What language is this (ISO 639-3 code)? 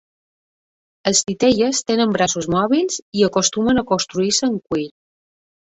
cat